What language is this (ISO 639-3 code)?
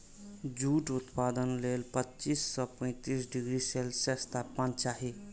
mai